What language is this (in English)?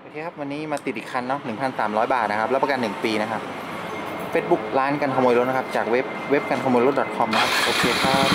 Thai